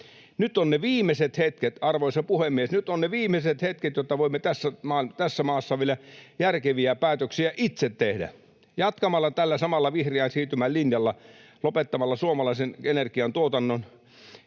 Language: Finnish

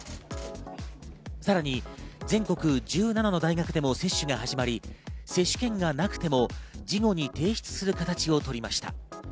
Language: Japanese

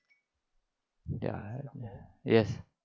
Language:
English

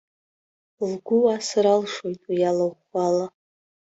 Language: Abkhazian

